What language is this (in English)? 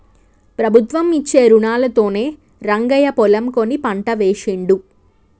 Telugu